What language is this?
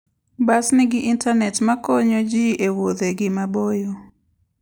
Luo (Kenya and Tanzania)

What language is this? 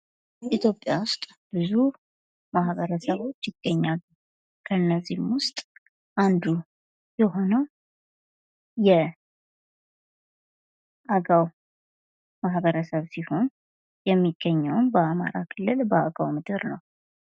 Amharic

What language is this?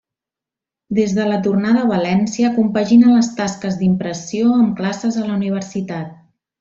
Catalan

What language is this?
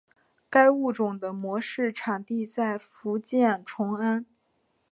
Chinese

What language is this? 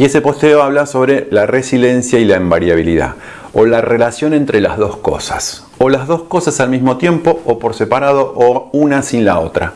Spanish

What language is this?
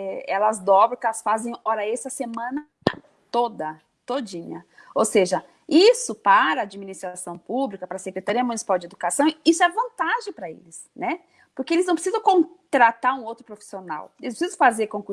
Portuguese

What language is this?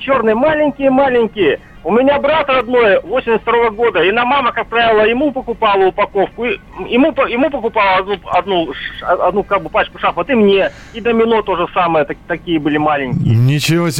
Russian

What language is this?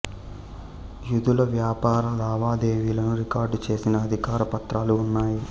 Telugu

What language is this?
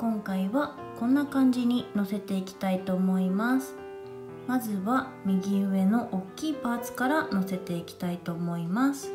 Japanese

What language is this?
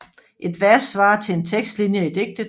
Danish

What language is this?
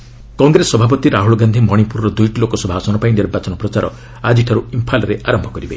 Odia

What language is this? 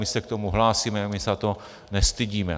Czech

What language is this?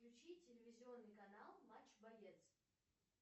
Russian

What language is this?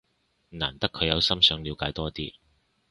Cantonese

